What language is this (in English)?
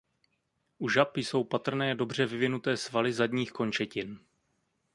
Czech